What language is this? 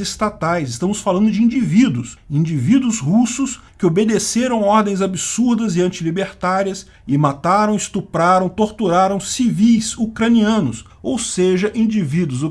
Portuguese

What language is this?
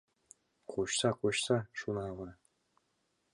Mari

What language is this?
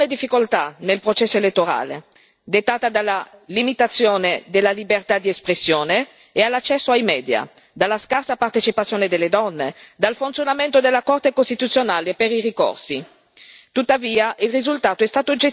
Italian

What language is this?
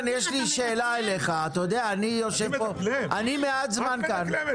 Hebrew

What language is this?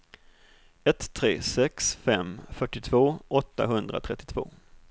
Swedish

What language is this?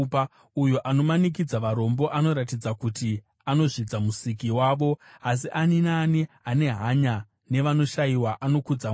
Shona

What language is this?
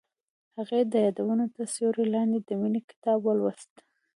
Pashto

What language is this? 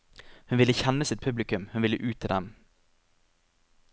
Norwegian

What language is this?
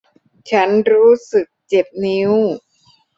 Thai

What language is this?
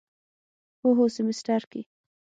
Pashto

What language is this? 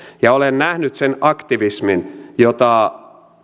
Finnish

